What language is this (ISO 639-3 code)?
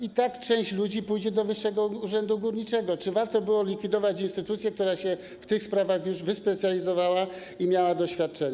pol